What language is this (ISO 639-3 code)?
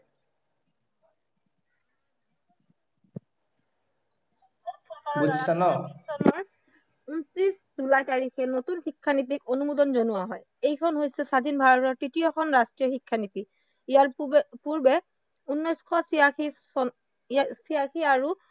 asm